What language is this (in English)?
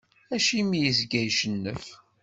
Kabyle